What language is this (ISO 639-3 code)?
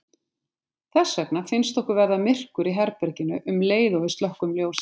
isl